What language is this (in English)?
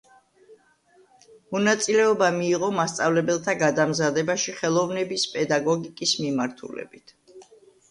Georgian